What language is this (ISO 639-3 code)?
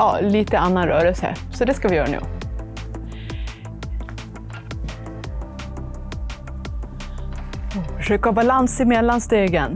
swe